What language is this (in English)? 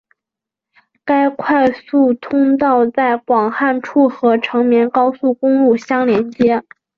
Chinese